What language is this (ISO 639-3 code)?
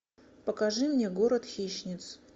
rus